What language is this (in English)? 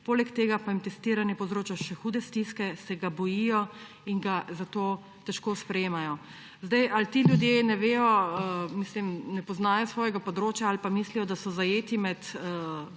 Slovenian